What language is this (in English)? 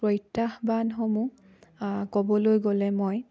Assamese